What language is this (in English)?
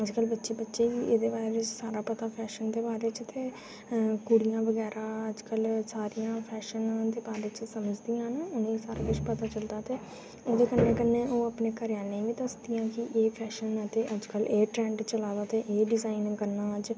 Dogri